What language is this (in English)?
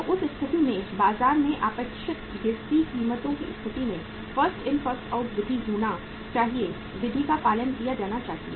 Hindi